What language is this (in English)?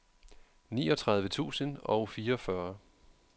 Danish